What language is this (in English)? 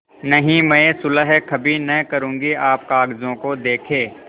Hindi